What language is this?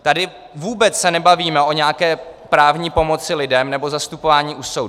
Czech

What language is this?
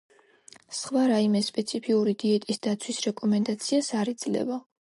Georgian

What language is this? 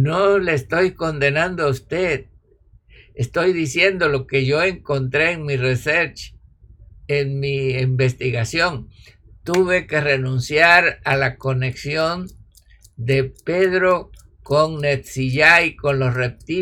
Spanish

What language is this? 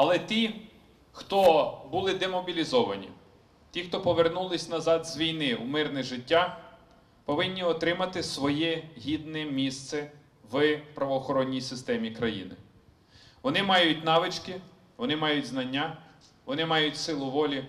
Ukrainian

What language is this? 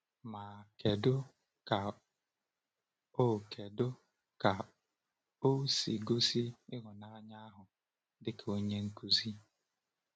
Igbo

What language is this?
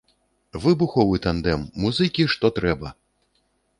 Belarusian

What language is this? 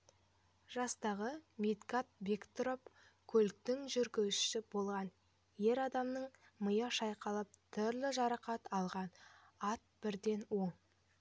Kazakh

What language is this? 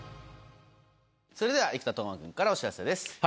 Japanese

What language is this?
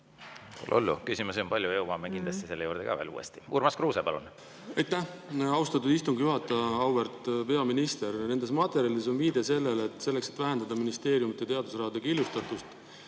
Estonian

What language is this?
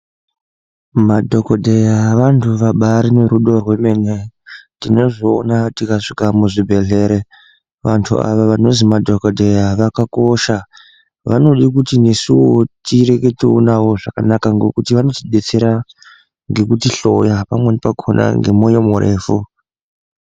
Ndau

